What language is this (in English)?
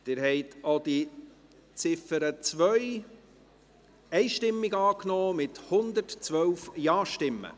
Swiss German